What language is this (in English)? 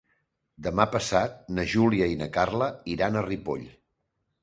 Catalan